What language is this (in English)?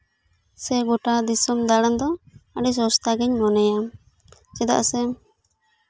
Santali